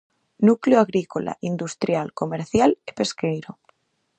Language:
Galician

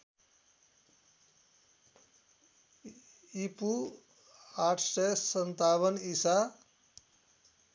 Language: Nepali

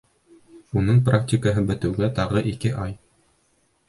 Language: Bashkir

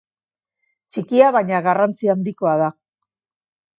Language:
Basque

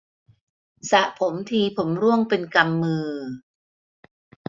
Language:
Thai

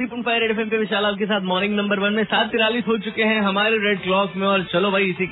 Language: Hindi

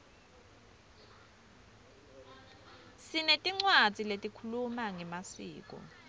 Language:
Swati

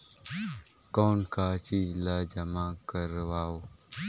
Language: Chhattisgarhi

